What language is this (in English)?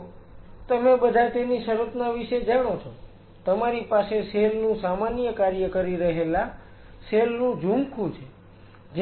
Gujarati